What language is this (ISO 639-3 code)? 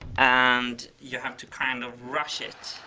eng